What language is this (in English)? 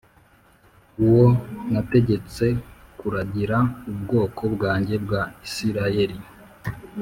Kinyarwanda